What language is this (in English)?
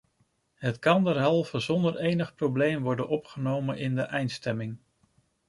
Dutch